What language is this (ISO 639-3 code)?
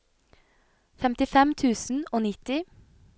nor